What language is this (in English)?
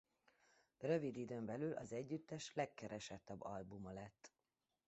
Hungarian